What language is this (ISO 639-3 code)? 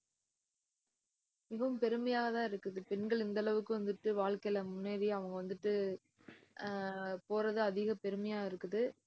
tam